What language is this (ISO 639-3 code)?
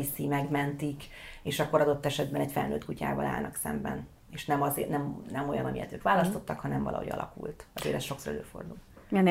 hun